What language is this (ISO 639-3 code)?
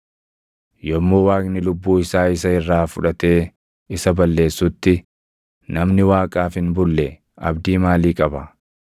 orm